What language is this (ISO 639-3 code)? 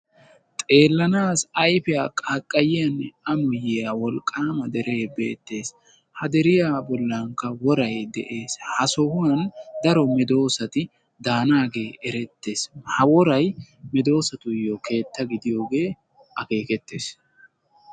wal